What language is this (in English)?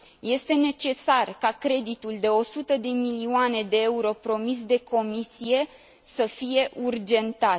Romanian